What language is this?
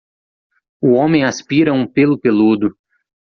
Portuguese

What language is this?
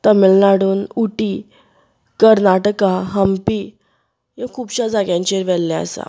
Konkani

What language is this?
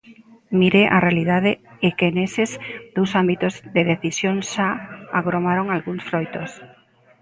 Galician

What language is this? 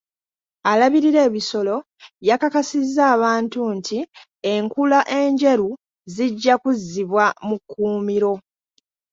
Ganda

